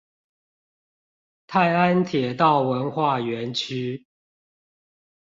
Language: Chinese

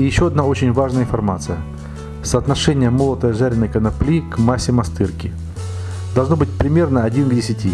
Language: Russian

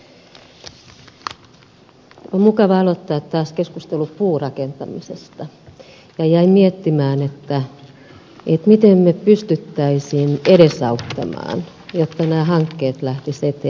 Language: Finnish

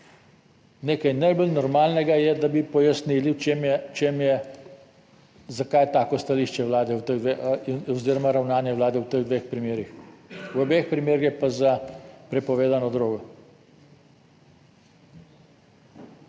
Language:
Slovenian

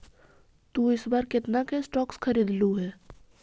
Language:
Magahi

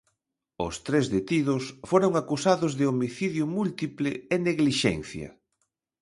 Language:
Galician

